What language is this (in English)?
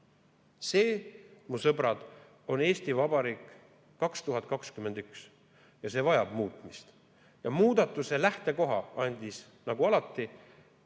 Estonian